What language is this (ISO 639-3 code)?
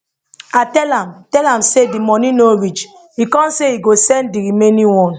pcm